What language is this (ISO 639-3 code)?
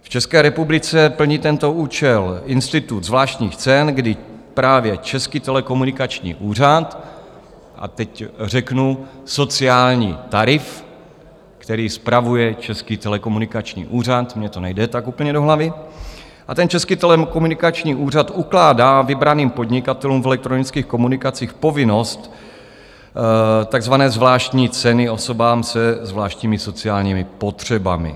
ces